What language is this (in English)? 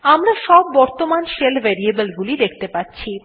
Bangla